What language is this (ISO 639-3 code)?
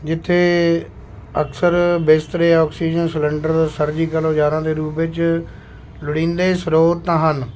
pan